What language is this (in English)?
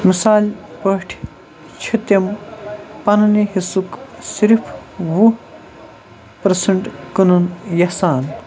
Kashmiri